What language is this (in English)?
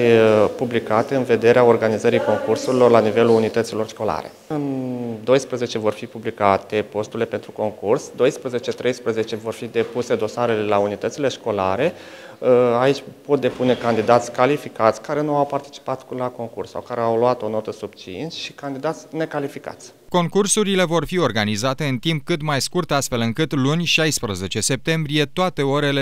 Romanian